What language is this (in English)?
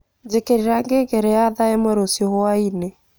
Kikuyu